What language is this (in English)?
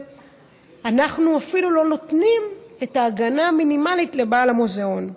Hebrew